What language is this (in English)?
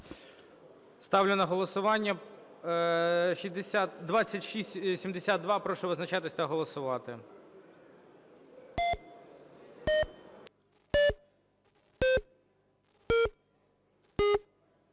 Ukrainian